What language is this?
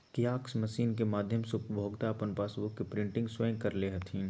Magahi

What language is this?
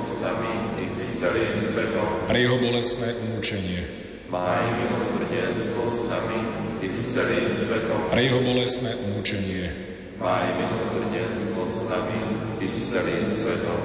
Slovak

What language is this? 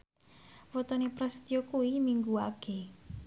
Javanese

